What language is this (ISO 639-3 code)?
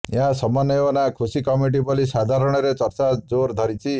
ori